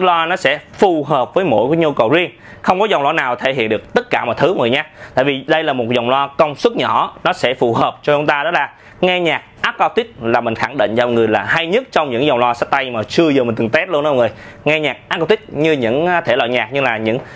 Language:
Vietnamese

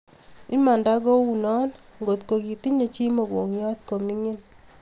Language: Kalenjin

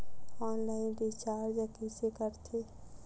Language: Chhattisgarhi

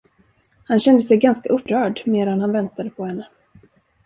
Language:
Swedish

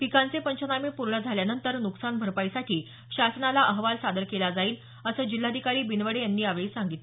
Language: Marathi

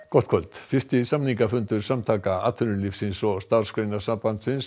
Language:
Icelandic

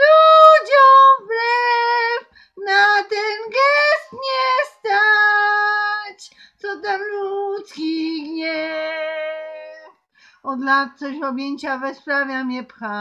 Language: Polish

